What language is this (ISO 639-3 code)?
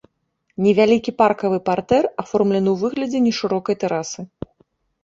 bel